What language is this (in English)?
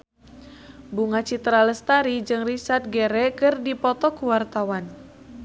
Sundanese